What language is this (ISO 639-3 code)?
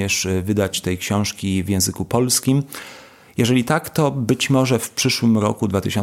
pol